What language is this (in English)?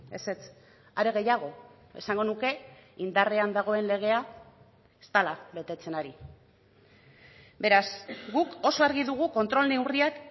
Basque